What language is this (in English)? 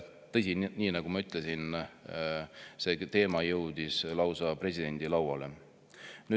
Estonian